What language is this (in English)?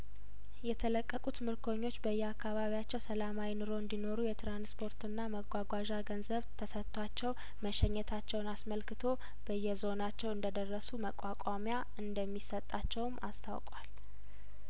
Amharic